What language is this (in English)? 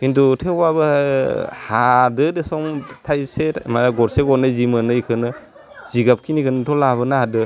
Bodo